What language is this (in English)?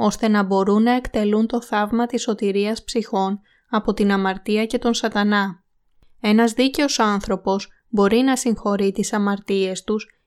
Greek